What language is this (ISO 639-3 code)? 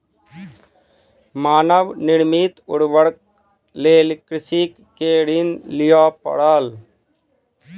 mai